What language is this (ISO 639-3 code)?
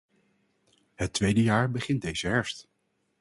nld